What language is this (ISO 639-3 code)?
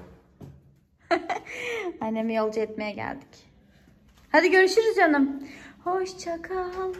tur